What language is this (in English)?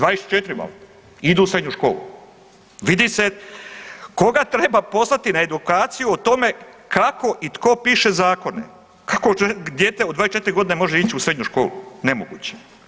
Croatian